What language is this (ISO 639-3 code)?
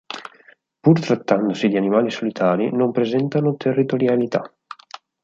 ita